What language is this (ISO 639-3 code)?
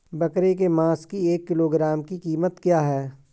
hin